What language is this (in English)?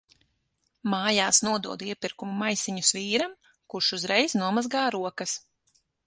Latvian